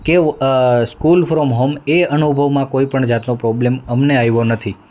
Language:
Gujarati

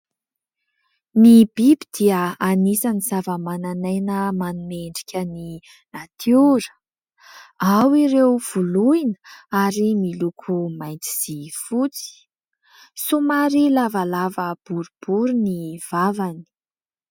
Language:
Malagasy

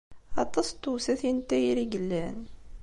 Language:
Kabyle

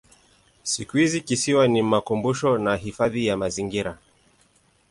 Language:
Swahili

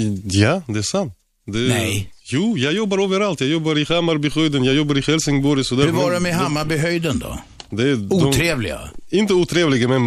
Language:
Swedish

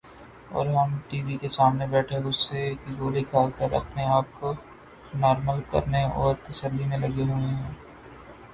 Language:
Urdu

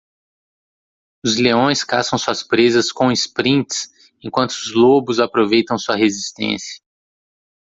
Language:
Portuguese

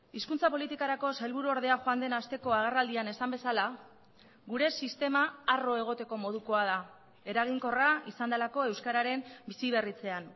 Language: Basque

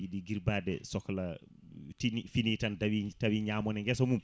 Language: Fula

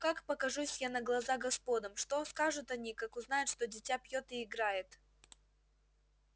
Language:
Russian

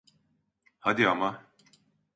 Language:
Turkish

